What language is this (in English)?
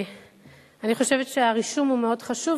Hebrew